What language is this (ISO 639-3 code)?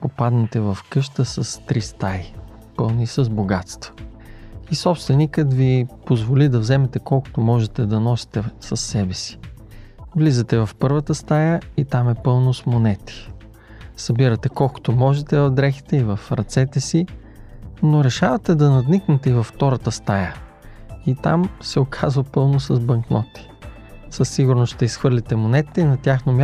bul